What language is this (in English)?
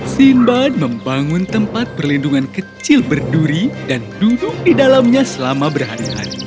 Indonesian